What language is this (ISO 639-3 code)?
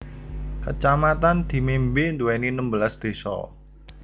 jav